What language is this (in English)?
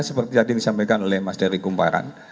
Indonesian